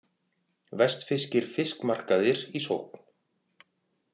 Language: Icelandic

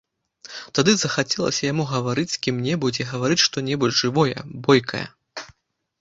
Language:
Belarusian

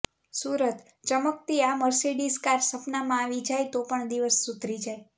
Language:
Gujarati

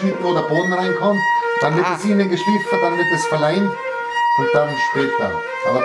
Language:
German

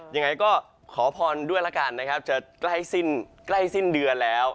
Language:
Thai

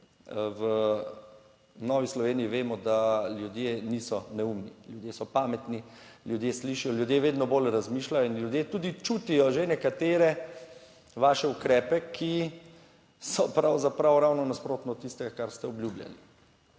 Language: Slovenian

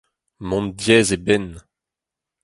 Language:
Breton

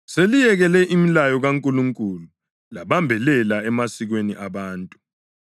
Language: North Ndebele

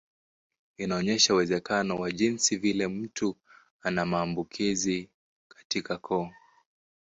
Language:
Swahili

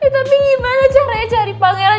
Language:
Indonesian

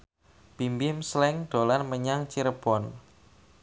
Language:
Javanese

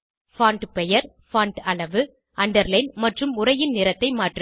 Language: Tamil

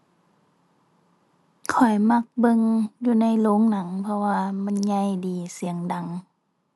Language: Thai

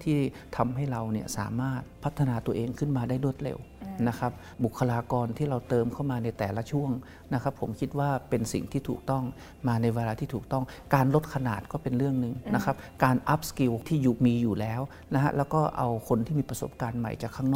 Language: Thai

